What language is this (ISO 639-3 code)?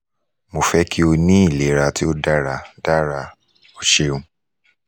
yor